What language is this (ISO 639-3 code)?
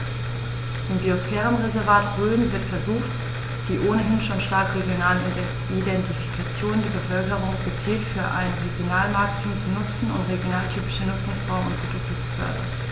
deu